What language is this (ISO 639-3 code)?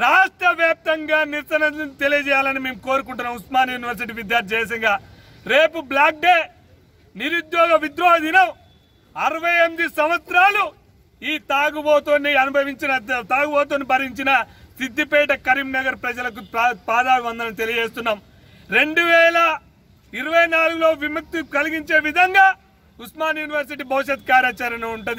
ron